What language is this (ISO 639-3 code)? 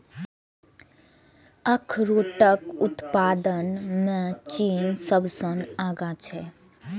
mai